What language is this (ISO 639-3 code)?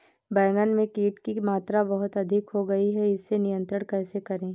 hin